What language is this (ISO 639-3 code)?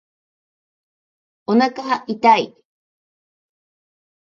jpn